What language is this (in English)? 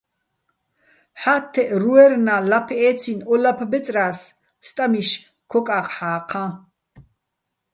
Bats